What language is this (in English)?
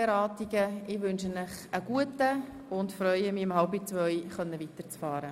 Swiss German